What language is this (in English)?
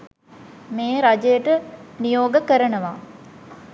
Sinhala